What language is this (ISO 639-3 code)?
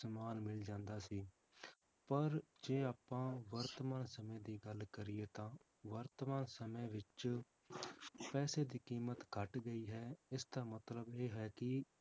pan